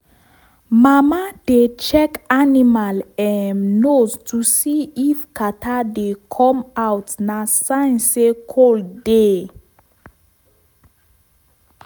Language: Nigerian Pidgin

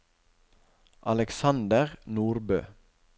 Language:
Norwegian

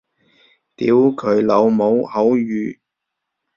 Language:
Cantonese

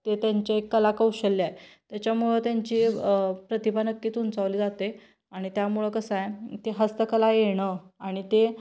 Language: Marathi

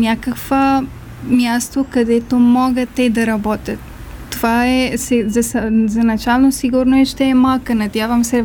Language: Bulgarian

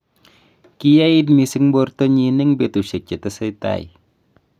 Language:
Kalenjin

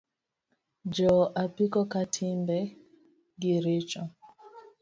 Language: Luo (Kenya and Tanzania)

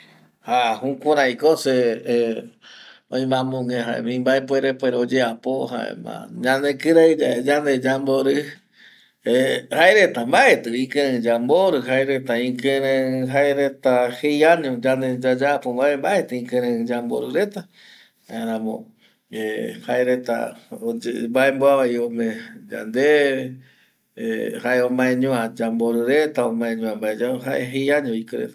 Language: Eastern Bolivian Guaraní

